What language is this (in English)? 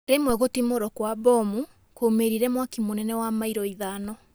Kikuyu